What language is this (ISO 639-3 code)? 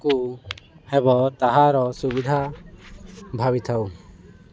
ori